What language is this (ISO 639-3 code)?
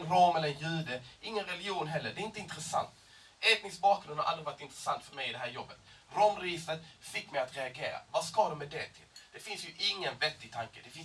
swe